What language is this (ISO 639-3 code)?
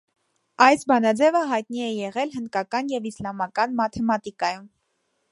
hye